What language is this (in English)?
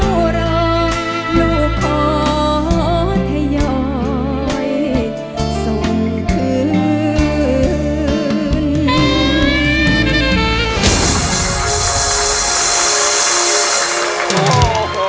Thai